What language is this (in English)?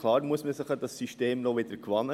Swiss German